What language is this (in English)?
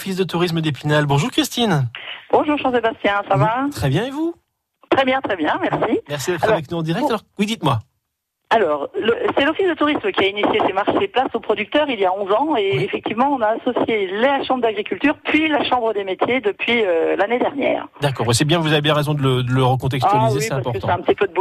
French